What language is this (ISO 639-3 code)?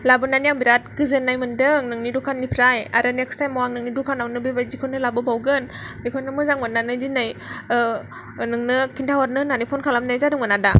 brx